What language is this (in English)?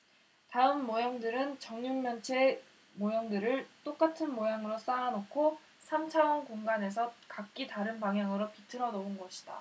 Korean